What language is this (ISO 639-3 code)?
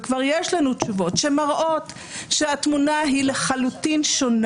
heb